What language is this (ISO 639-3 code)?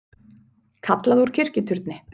isl